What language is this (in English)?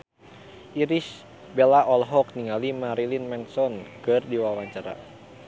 Sundanese